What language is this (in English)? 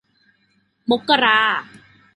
Thai